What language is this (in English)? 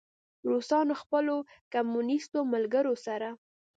Pashto